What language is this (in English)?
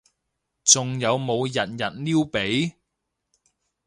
Cantonese